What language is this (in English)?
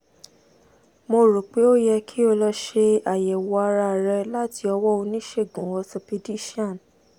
Yoruba